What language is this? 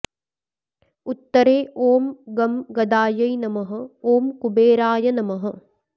Sanskrit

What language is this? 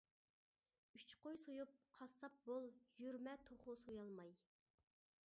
Uyghur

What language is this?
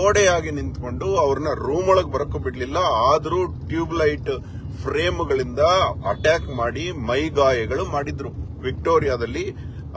Kannada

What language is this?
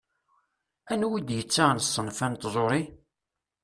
Kabyle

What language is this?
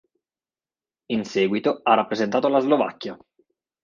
Italian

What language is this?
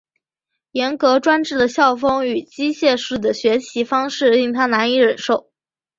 Chinese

